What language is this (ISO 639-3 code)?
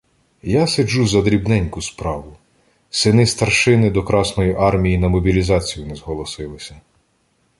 ukr